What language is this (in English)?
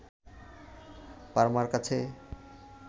Bangla